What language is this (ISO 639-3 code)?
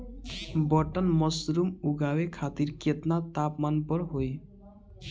bho